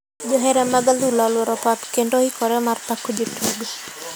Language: Luo (Kenya and Tanzania)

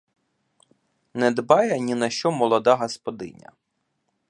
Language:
Ukrainian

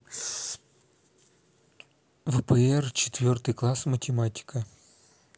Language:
Russian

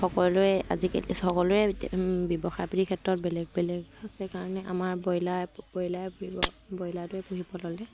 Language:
Assamese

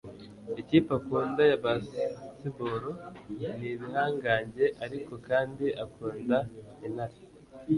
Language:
Kinyarwanda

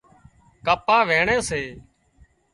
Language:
Wadiyara Koli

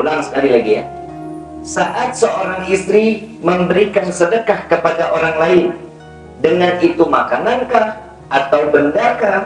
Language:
Indonesian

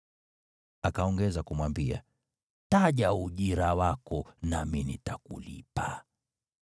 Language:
Swahili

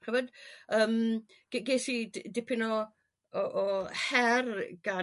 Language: Welsh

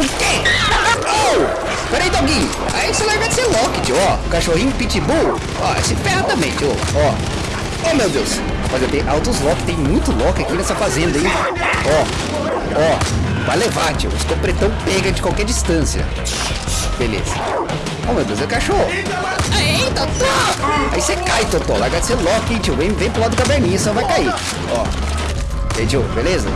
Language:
Portuguese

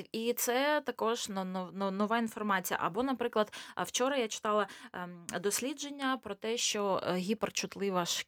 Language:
Ukrainian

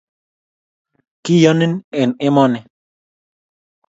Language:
Kalenjin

